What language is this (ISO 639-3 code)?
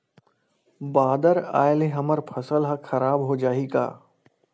hne